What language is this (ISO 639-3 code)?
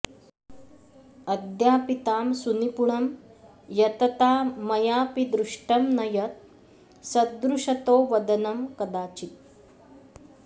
san